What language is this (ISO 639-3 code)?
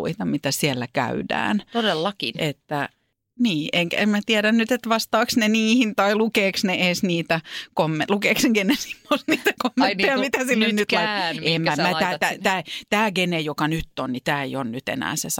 fin